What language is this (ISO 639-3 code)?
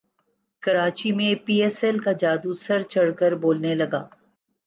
urd